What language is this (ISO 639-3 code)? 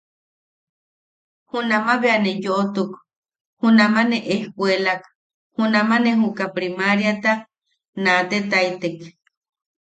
yaq